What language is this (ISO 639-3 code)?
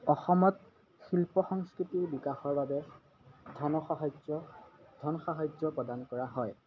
asm